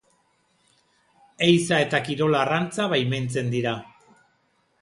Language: Basque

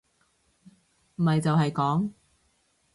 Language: Cantonese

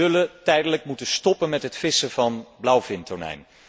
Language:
Dutch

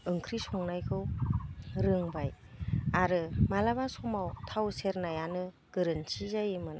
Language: Bodo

